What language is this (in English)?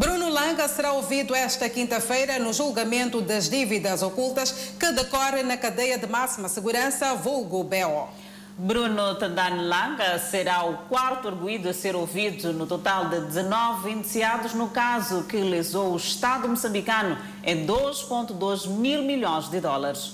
Portuguese